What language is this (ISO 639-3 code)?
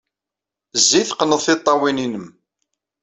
kab